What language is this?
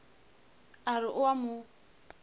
Northern Sotho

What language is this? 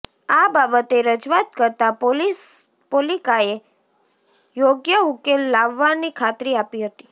Gujarati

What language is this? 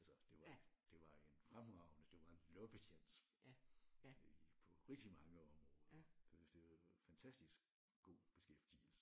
Danish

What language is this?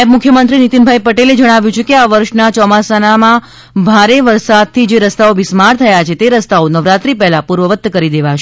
Gujarati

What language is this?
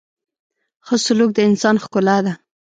Pashto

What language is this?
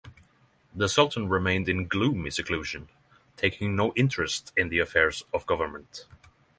English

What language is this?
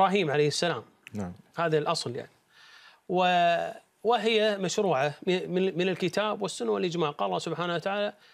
Arabic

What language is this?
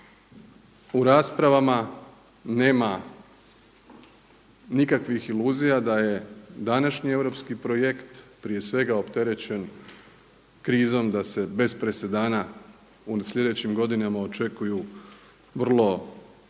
Croatian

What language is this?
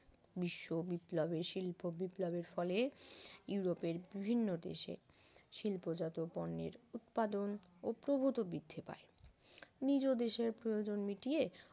Bangla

